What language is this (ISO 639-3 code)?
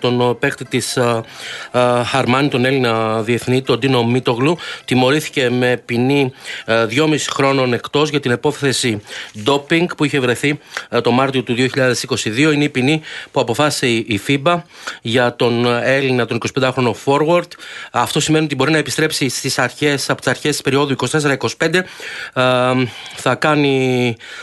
ell